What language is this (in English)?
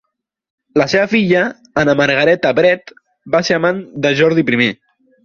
Catalan